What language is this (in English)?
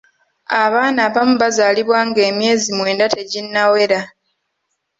Ganda